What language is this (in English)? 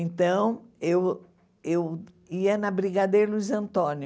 Portuguese